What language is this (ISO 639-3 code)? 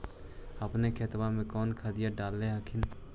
mag